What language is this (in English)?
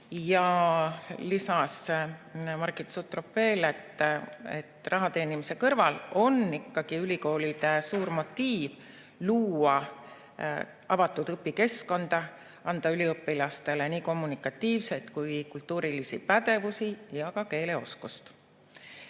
Estonian